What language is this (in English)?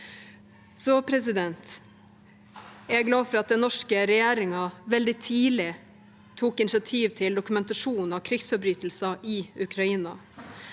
Norwegian